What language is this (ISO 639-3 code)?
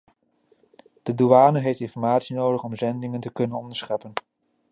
nld